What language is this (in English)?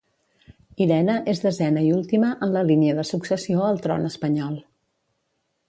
Catalan